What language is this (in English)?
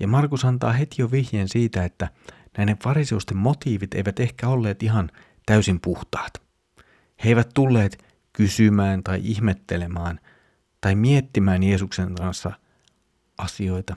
Finnish